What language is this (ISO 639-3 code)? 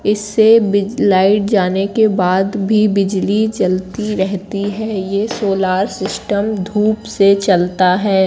hin